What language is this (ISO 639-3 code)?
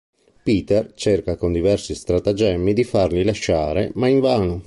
ita